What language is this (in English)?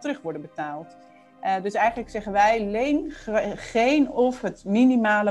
Dutch